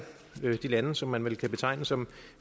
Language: Danish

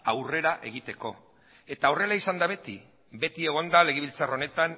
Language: Basque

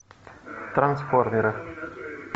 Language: Russian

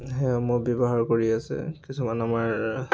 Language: Assamese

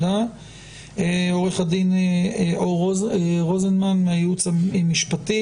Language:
Hebrew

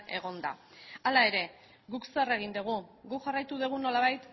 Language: Basque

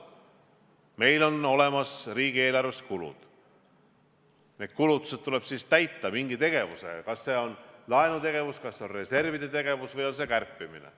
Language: Estonian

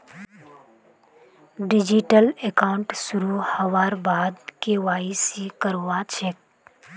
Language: Magahi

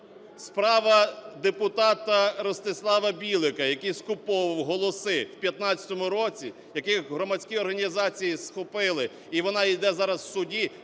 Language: Ukrainian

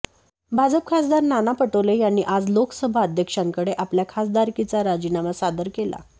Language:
Marathi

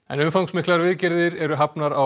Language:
Icelandic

